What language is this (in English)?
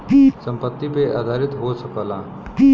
Bhojpuri